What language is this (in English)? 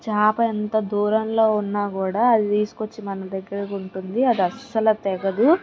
Telugu